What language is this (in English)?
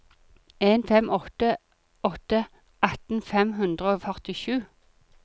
Norwegian